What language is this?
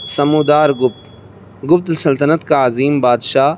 Urdu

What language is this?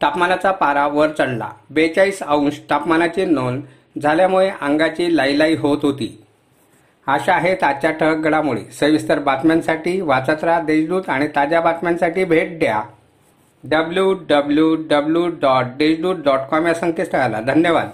Marathi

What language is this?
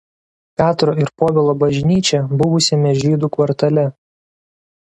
Lithuanian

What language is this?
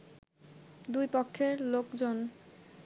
Bangla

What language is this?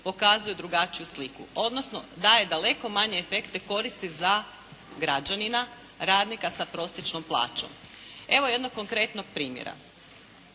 Croatian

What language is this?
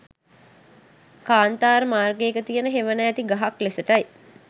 Sinhala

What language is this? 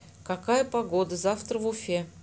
Russian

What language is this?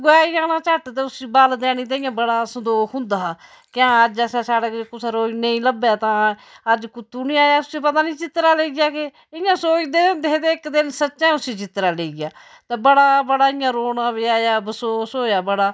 Dogri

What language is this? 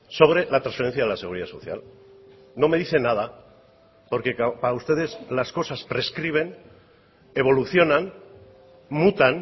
Spanish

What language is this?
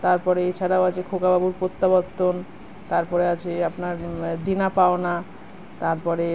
Bangla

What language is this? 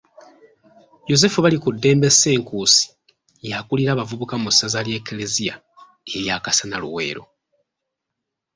Ganda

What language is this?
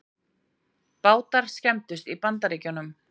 Icelandic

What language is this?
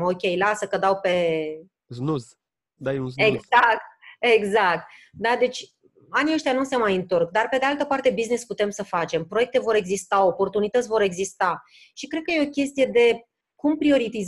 Romanian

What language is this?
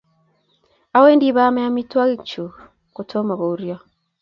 Kalenjin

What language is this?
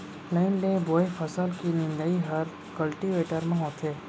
Chhattisgarhi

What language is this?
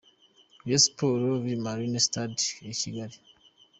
Kinyarwanda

